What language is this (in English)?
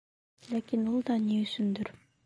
Bashkir